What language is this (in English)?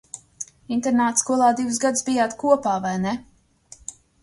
Latvian